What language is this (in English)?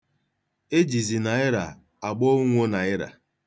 Igbo